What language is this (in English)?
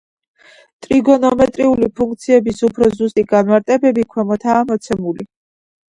Georgian